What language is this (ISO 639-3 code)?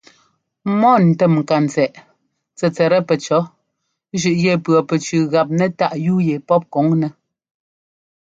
jgo